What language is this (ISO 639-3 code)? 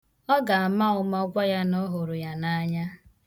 ibo